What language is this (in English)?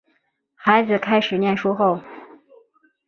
Chinese